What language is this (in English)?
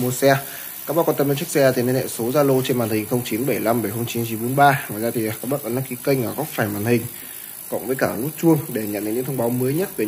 Vietnamese